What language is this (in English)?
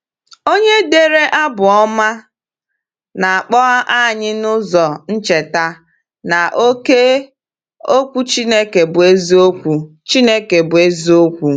Igbo